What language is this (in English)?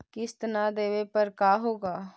Magahi